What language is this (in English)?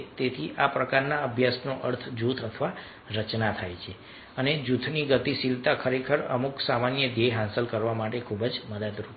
Gujarati